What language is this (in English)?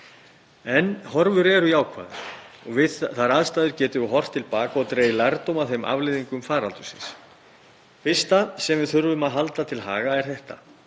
Icelandic